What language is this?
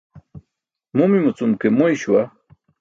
Burushaski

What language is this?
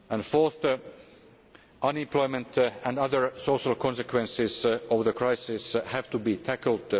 English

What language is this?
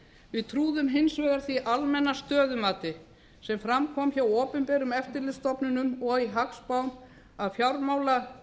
Icelandic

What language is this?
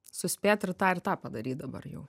Lithuanian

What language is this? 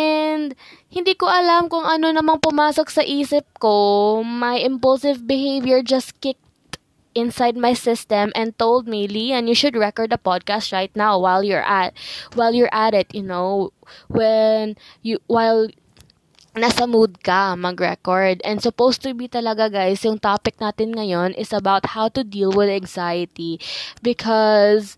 Filipino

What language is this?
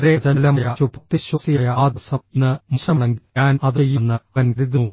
Malayalam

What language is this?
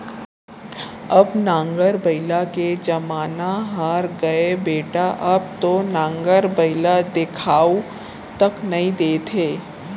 Chhattisgarhi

